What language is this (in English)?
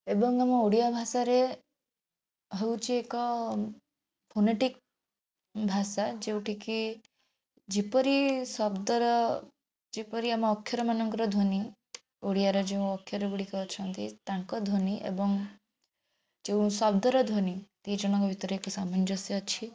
Odia